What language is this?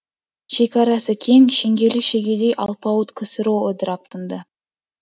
Kazakh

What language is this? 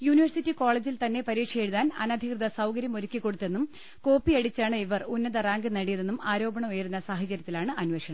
Malayalam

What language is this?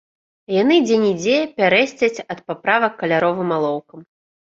Belarusian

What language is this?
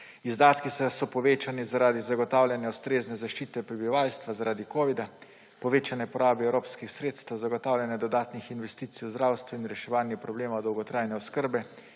Slovenian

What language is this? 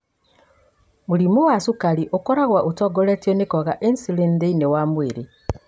Kikuyu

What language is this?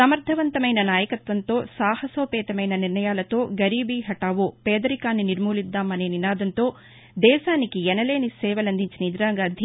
Telugu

